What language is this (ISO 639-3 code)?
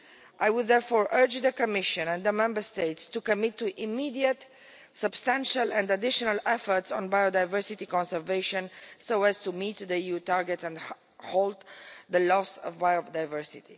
eng